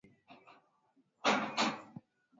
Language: Swahili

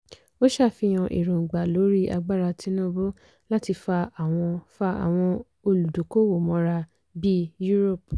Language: Yoruba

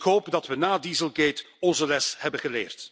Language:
Dutch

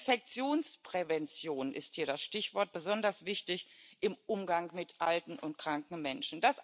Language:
German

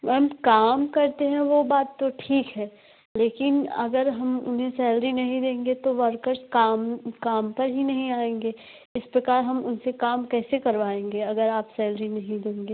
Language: Hindi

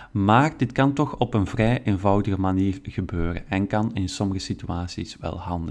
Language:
Dutch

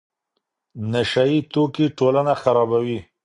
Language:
Pashto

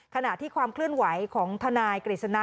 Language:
Thai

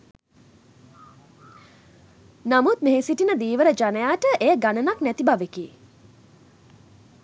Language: Sinhala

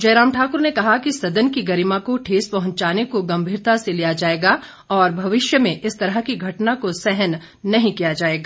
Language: Hindi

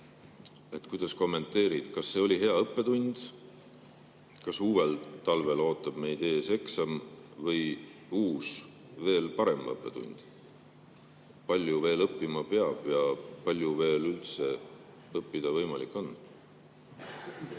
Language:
Estonian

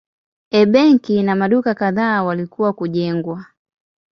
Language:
Swahili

